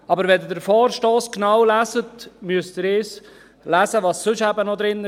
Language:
Swiss German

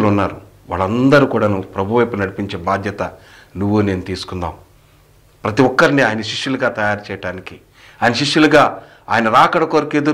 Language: Telugu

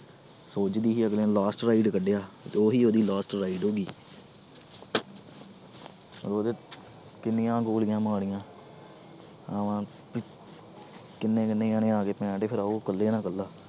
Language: Punjabi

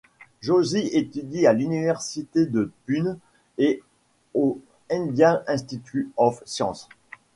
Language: French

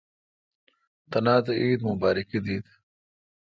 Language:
Kalkoti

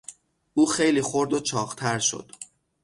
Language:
Persian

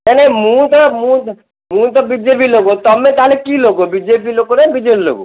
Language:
Odia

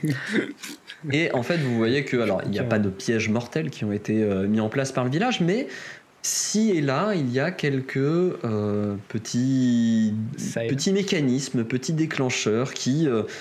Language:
French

